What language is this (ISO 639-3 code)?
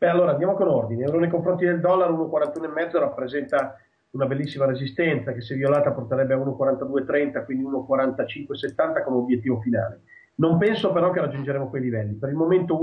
ita